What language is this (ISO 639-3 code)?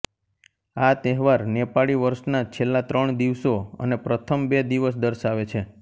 guj